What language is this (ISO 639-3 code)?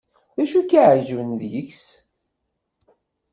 kab